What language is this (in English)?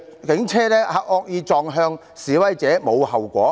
Cantonese